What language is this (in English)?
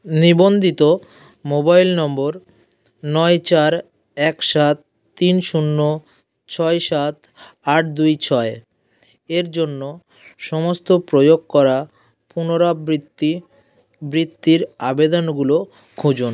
Bangla